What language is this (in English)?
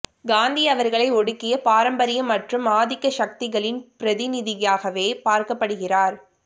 Tamil